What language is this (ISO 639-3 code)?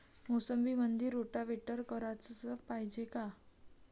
mar